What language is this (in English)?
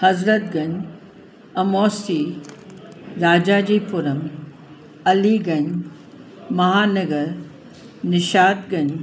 Sindhi